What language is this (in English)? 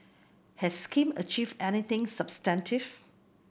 English